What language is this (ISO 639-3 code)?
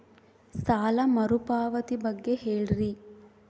kan